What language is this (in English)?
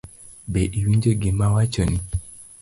Luo (Kenya and Tanzania)